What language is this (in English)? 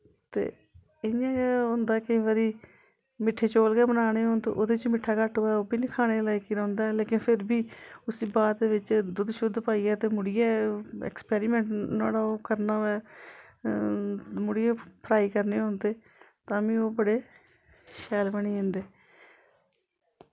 Dogri